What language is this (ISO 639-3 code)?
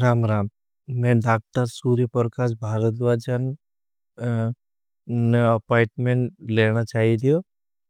bhb